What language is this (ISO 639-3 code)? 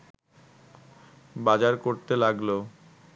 ben